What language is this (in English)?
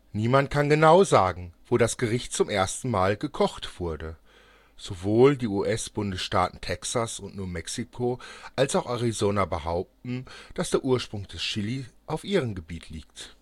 German